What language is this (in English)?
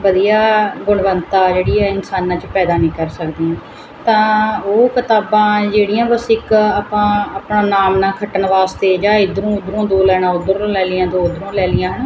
Punjabi